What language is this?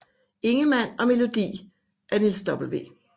Danish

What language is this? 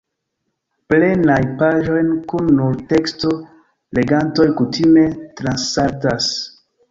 Esperanto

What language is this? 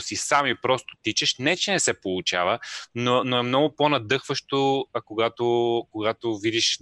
Bulgarian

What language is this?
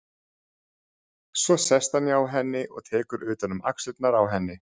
Icelandic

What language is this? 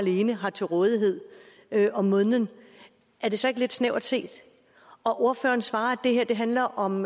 Danish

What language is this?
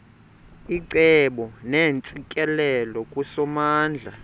Xhosa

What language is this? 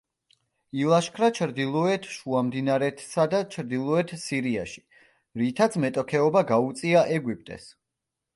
Georgian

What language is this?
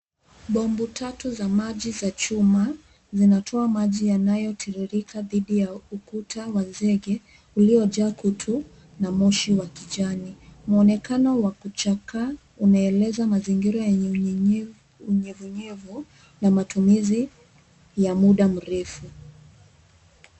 Swahili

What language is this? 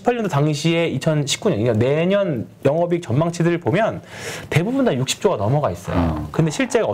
Korean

